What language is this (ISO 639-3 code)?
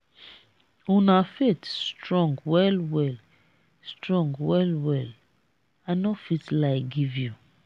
pcm